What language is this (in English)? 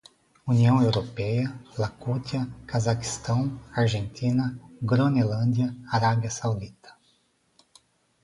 Portuguese